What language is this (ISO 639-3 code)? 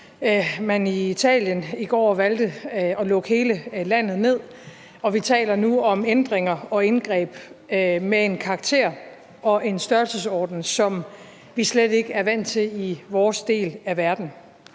dan